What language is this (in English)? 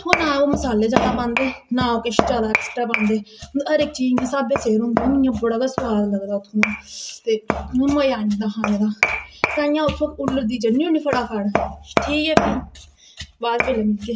Dogri